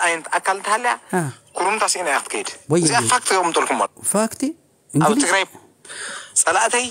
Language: Arabic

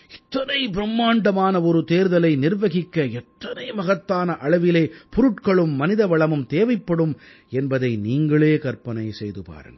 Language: Tamil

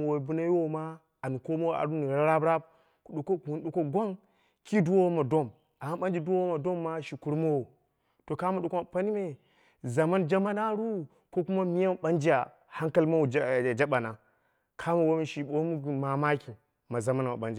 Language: Dera (Nigeria)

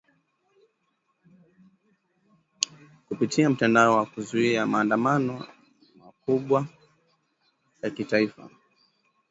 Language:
Swahili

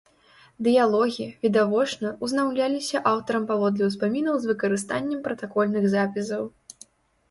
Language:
Belarusian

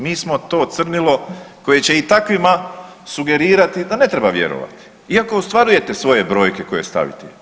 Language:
Croatian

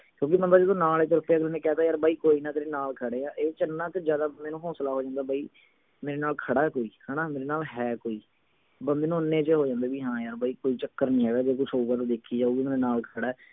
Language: Punjabi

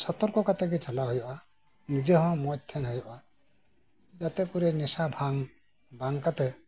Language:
Santali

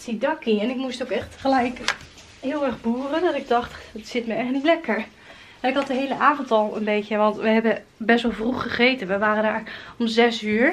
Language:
Dutch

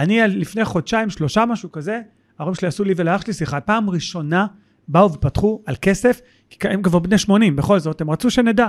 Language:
Hebrew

